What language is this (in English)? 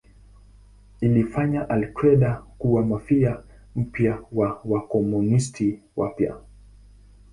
Swahili